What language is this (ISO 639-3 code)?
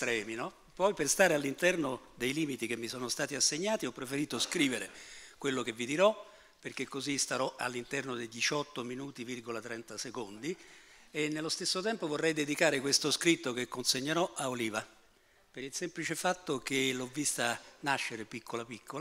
ita